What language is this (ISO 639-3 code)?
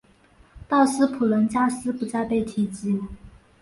zho